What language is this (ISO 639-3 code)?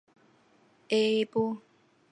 zho